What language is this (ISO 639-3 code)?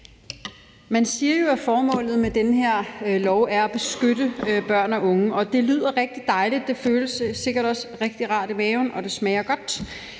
dan